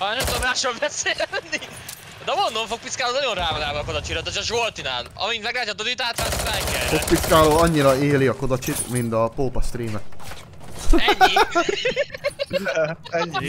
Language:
Hungarian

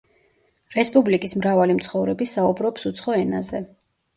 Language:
Georgian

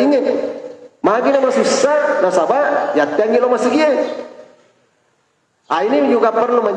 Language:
Indonesian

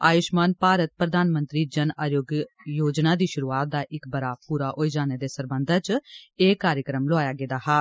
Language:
Dogri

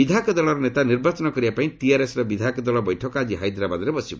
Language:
Odia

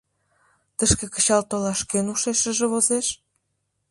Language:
Mari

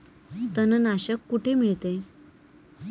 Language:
Marathi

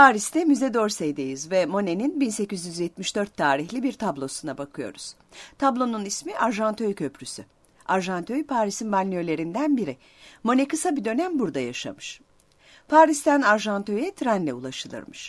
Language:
Turkish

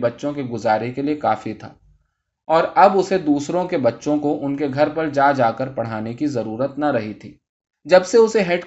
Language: Urdu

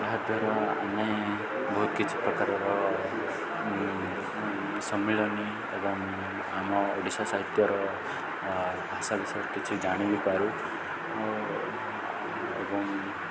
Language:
Odia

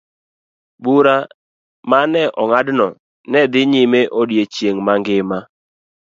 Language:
Luo (Kenya and Tanzania)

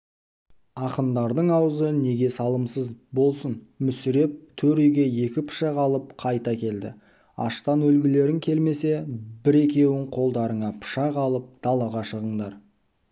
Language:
Kazakh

